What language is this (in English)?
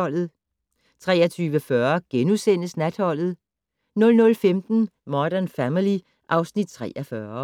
Danish